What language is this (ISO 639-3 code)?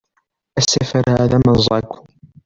kab